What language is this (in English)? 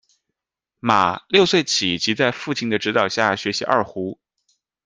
Chinese